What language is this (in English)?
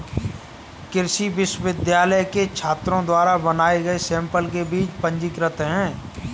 Hindi